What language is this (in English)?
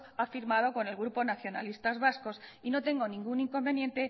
Spanish